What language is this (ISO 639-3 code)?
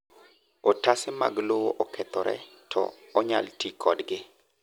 luo